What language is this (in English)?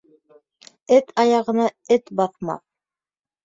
Bashkir